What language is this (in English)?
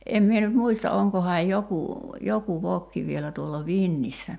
Finnish